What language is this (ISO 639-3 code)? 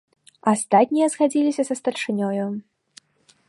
bel